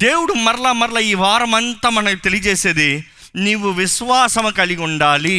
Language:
Telugu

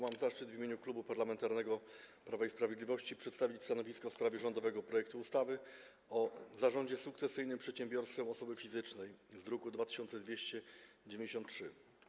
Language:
Polish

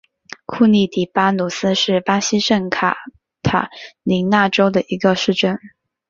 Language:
Chinese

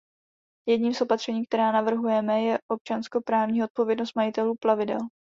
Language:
Czech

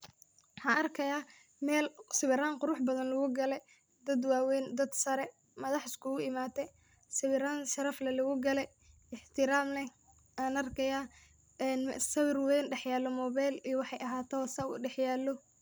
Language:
Somali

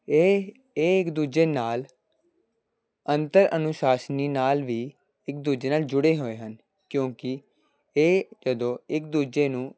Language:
Punjabi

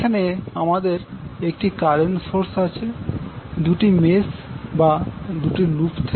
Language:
Bangla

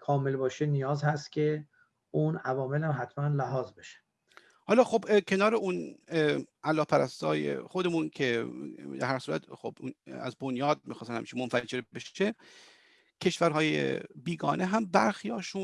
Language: Persian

